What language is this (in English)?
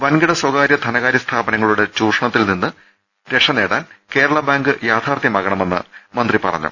Malayalam